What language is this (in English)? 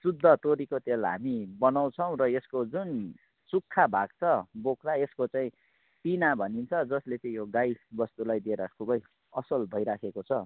Nepali